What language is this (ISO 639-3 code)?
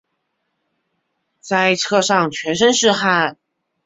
zho